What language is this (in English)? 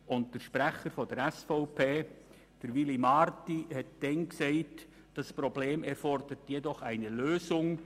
Swiss German